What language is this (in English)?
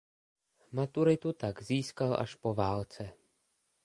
Czech